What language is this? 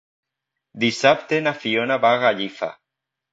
Catalan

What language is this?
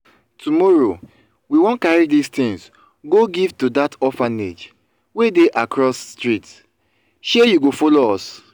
Nigerian Pidgin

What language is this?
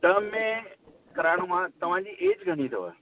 Sindhi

